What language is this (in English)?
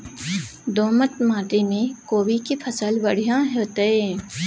Maithili